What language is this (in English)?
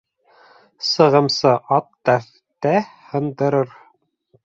Bashkir